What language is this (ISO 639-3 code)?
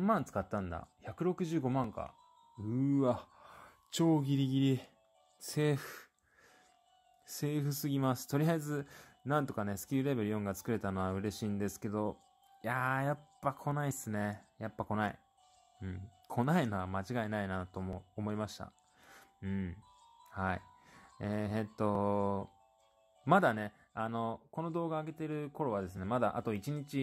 jpn